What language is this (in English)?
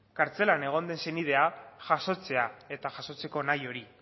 Basque